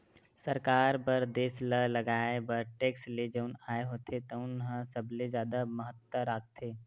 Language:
Chhattisgarhi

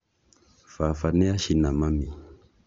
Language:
Kikuyu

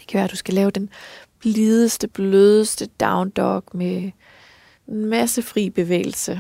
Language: Danish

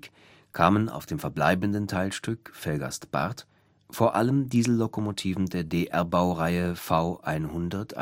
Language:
German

